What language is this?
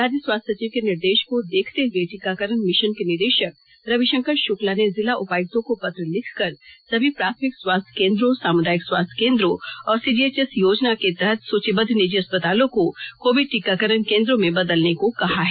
Hindi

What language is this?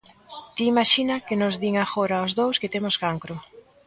Galician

